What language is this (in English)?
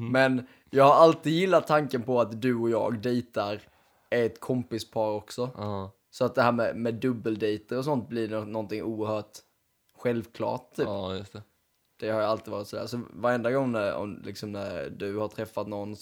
Swedish